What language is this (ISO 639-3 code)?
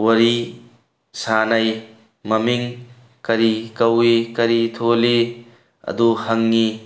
mni